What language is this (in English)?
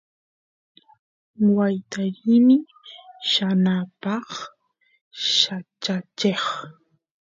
Santiago del Estero Quichua